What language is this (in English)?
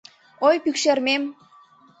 Mari